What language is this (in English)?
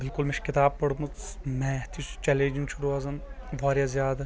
Kashmiri